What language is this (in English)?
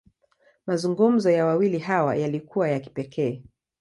Swahili